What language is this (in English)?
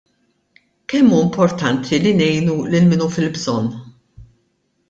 Maltese